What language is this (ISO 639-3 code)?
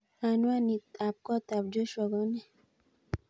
kln